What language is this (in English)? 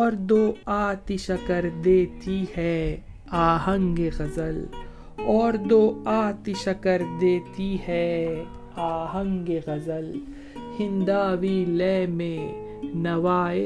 Urdu